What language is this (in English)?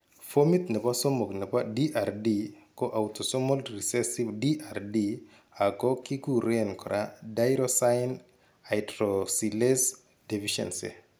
Kalenjin